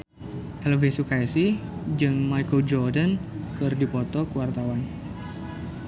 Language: Sundanese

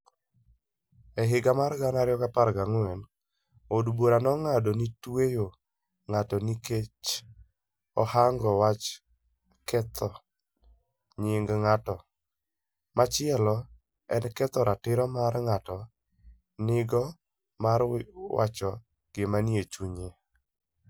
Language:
Luo (Kenya and Tanzania)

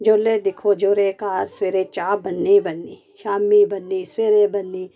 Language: Dogri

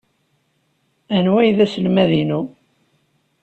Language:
Kabyle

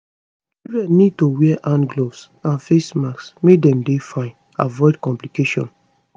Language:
Nigerian Pidgin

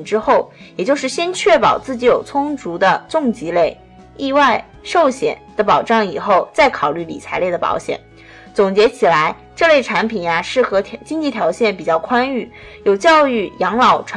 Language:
Chinese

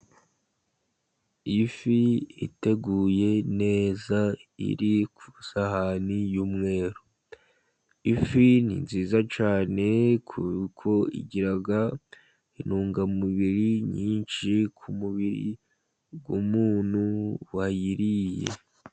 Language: Kinyarwanda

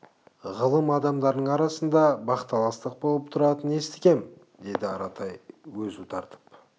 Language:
Kazakh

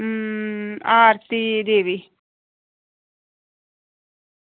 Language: Dogri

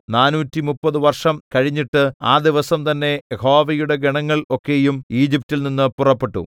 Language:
Malayalam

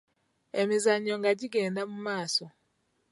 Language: Ganda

